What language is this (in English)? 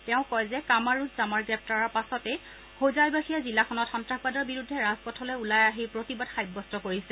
Assamese